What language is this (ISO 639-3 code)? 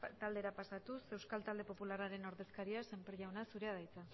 eus